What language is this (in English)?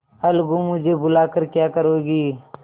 Hindi